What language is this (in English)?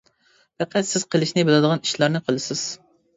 Uyghur